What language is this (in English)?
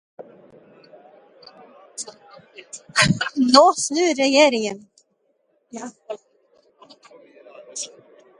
Norwegian Bokmål